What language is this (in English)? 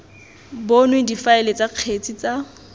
Tswana